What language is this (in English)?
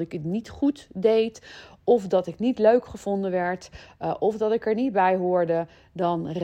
Dutch